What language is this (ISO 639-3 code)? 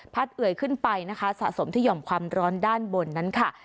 tha